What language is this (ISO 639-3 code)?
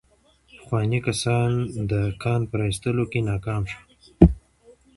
pus